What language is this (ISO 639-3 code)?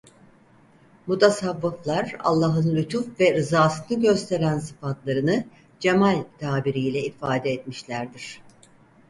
tur